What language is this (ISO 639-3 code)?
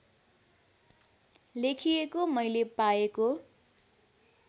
nep